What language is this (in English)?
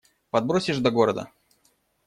Russian